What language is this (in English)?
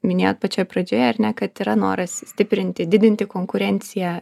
Lithuanian